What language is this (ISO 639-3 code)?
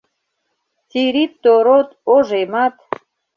chm